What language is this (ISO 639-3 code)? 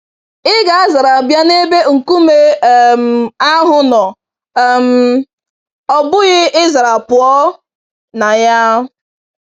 ibo